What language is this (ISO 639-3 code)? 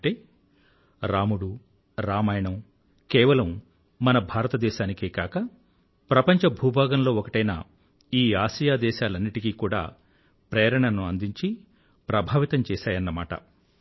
tel